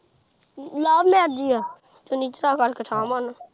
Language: Punjabi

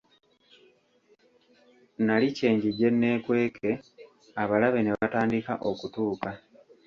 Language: Ganda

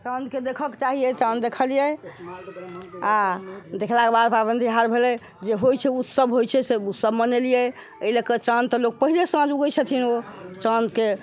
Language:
Maithili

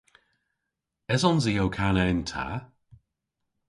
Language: Cornish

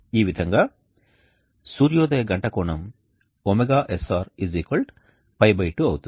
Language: Telugu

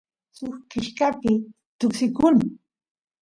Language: Santiago del Estero Quichua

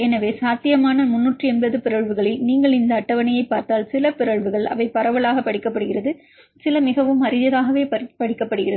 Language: Tamil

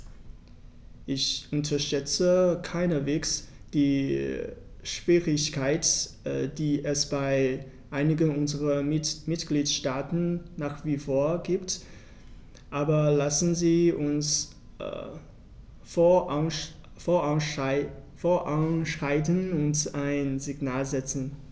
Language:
German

